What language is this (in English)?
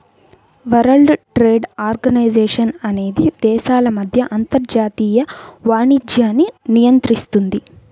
Telugu